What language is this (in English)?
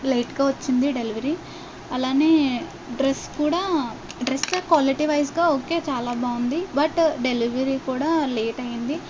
Telugu